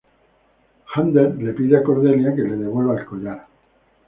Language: Spanish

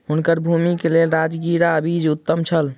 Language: Maithili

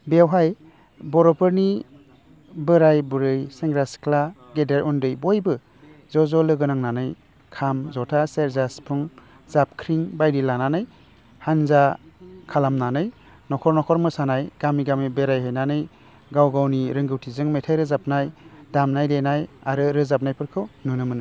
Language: Bodo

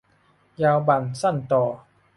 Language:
Thai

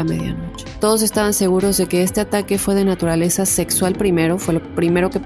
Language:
Spanish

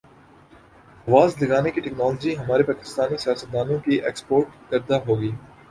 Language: Urdu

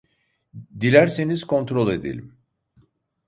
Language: Turkish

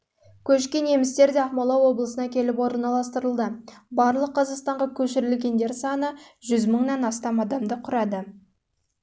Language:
Kazakh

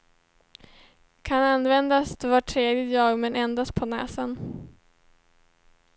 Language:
Swedish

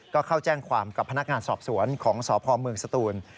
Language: Thai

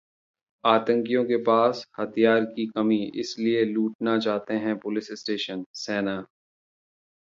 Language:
Hindi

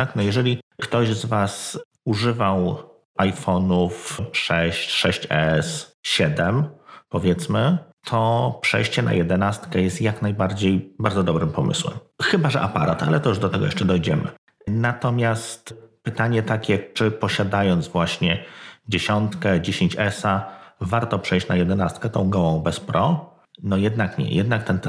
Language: Polish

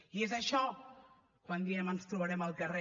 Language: Catalan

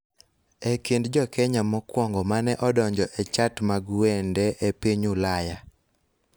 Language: Luo (Kenya and Tanzania)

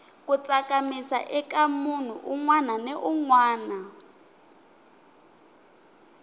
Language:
Tsonga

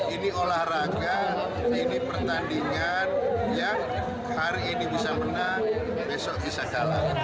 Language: Indonesian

